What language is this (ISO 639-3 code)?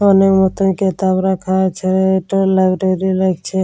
ben